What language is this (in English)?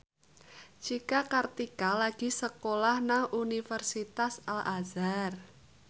Javanese